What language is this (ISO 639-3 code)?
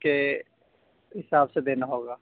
urd